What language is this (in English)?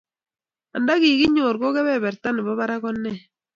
Kalenjin